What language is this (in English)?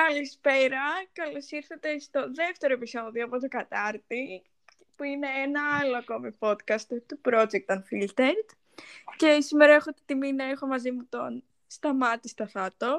Greek